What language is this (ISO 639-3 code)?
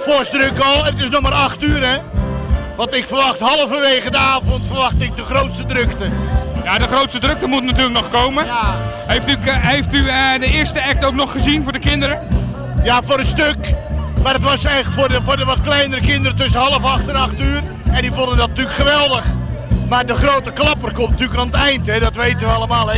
nld